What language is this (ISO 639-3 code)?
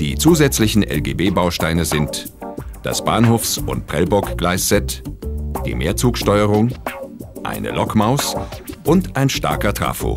deu